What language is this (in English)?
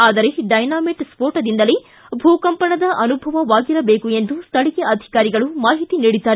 Kannada